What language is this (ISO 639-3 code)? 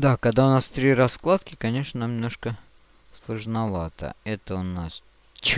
rus